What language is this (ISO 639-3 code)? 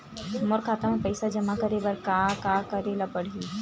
hne